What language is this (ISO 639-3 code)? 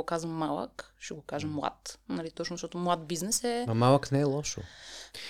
bul